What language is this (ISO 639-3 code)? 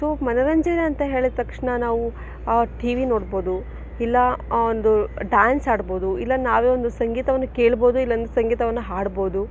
kan